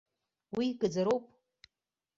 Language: Abkhazian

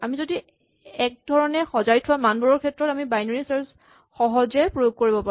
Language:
Assamese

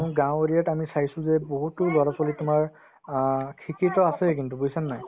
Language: Assamese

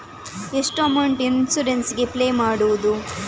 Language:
Kannada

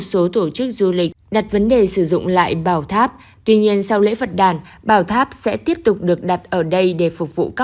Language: Vietnamese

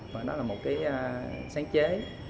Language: Vietnamese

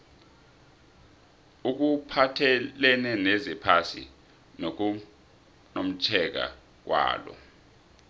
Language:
South Ndebele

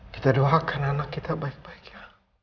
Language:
Indonesian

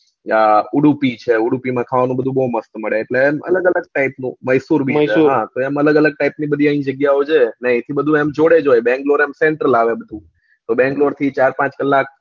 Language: Gujarati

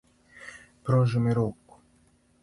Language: Serbian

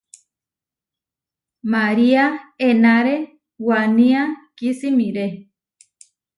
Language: Huarijio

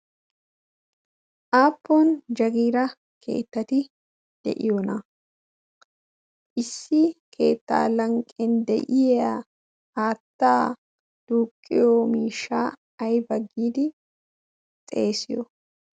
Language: Wolaytta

